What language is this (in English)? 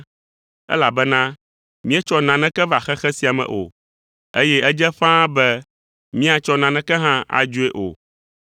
Ewe